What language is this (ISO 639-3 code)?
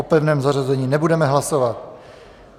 ces